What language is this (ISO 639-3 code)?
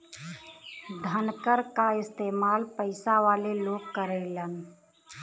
bho